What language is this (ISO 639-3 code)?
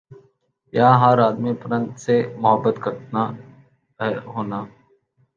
urd